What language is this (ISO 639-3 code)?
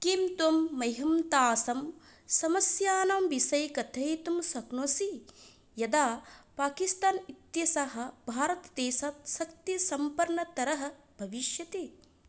san